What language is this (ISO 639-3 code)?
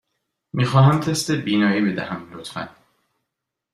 fas